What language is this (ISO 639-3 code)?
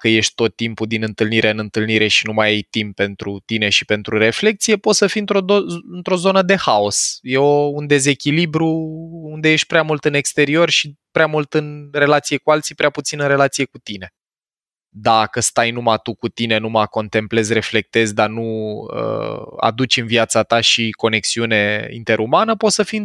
ron